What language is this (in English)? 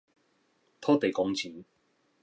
Min Nan Chinese